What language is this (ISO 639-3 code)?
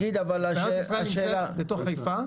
heb